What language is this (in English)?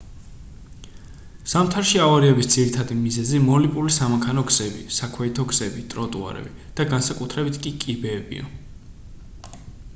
Georgian